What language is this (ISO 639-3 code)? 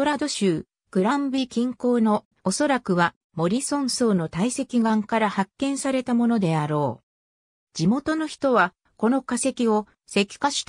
jpn